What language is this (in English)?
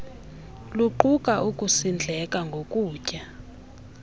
Xhosa